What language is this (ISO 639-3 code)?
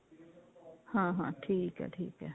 pan